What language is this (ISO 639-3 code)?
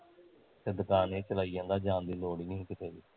pan